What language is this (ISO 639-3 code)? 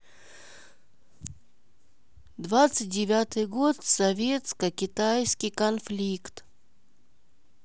rus